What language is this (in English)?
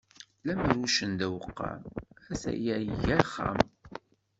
Kabyle